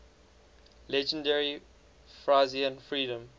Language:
English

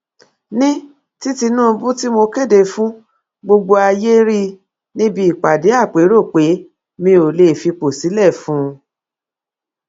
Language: Yoruba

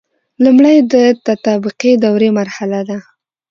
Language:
Pashto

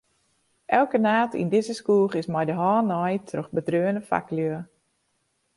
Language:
Western Frisian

